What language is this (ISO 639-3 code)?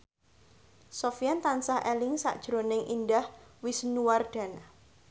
jav